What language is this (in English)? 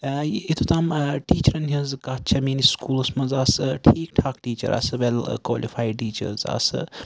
Kashmiri